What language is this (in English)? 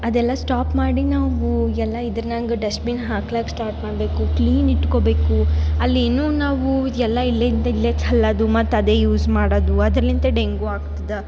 Kannada